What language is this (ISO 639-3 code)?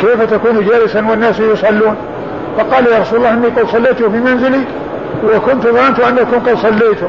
ara